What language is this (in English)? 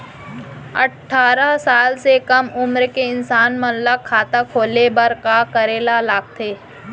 Chhattisgarhi